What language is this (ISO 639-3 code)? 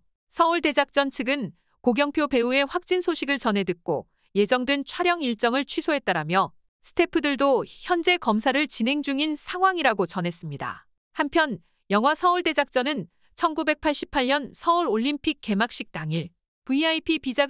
kor